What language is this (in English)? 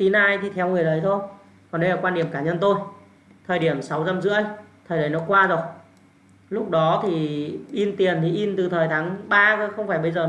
Vietnamese